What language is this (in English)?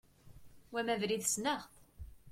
Kabyle